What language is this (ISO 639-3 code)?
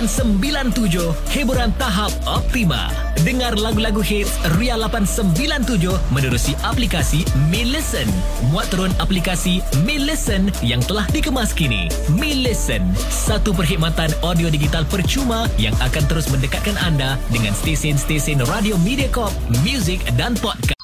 msa